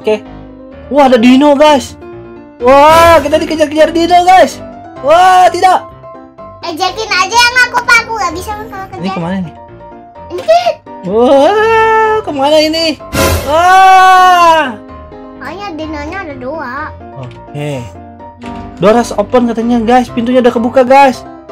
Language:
Indonesian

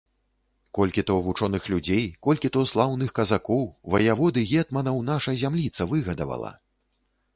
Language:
Belarusian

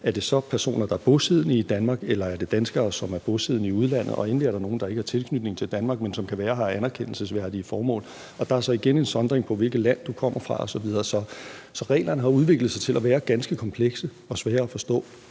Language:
Danish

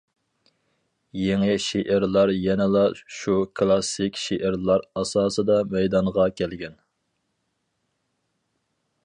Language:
Uyghur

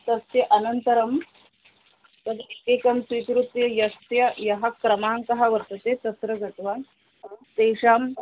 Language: Sanskrit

